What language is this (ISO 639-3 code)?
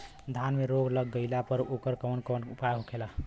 bho